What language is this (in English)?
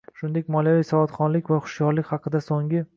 Uzbek